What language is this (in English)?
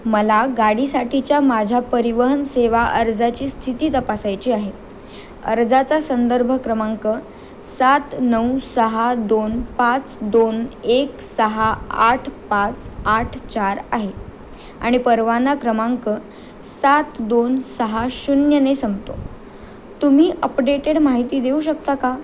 Marathi